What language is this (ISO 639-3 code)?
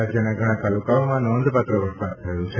guj